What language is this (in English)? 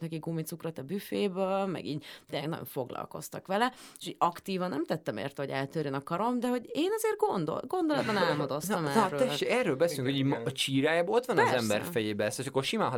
Hungarian